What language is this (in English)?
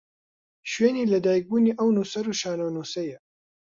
Central Kurdish